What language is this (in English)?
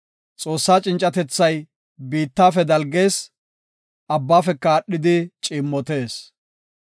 Gofa